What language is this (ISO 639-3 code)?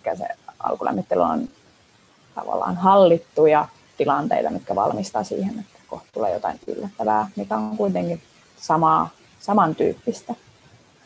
fin